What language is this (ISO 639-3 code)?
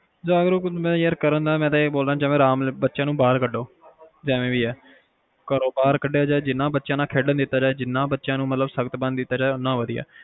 pan